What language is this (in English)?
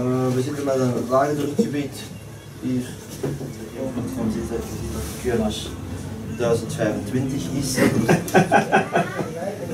Dutch